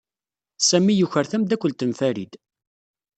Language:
Kabyle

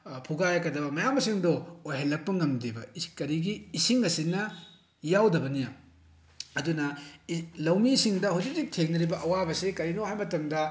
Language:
Manipuri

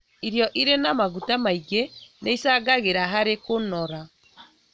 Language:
Kikuyu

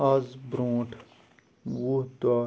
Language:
Kashmiri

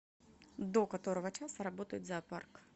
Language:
Russian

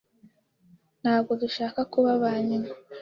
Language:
Kinyarwanda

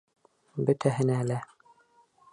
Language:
Bashkir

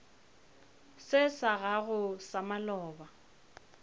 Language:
Northern Sotho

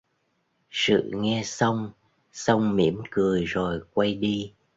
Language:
Vietnamese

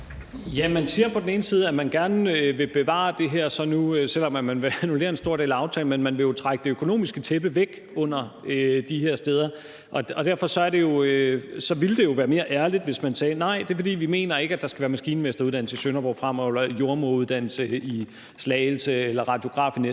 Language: Danish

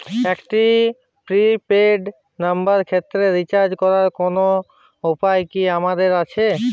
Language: Bangla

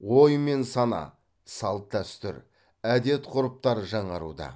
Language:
Kazakh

